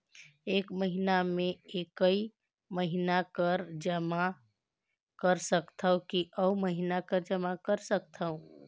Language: Chhattisgarhi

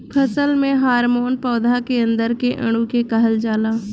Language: Bhojpuri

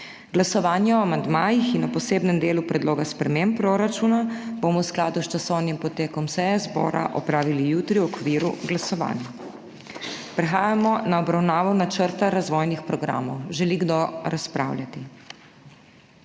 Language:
Slovenian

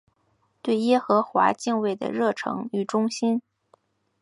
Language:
Chinese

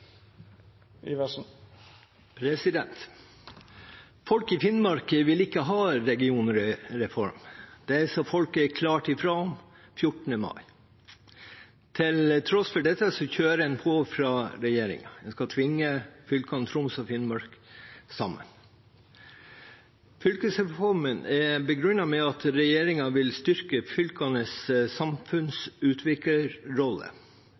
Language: Norwegian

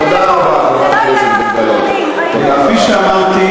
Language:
Hebrew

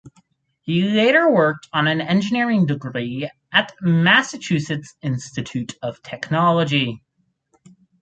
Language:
English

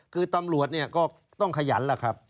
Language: Thai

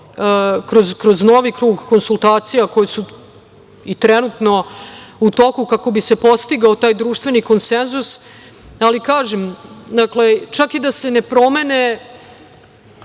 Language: Serbian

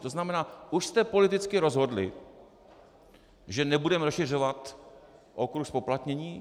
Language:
Czech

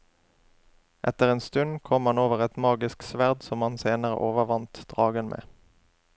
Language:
Norwegian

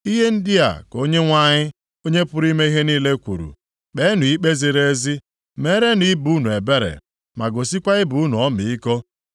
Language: Igbo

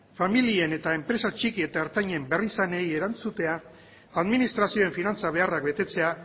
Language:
Basque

